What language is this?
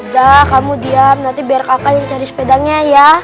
Indonesian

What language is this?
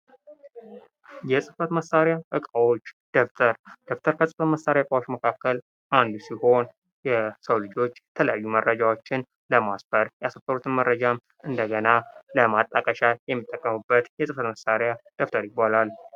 Amharic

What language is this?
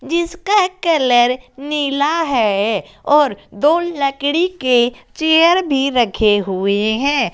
Hindi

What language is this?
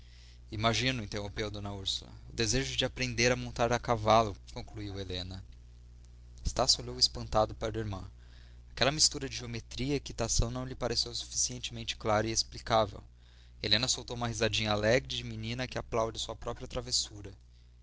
Portuguese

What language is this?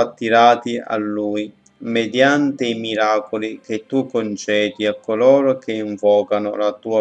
Italian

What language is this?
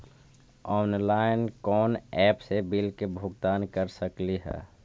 Magahi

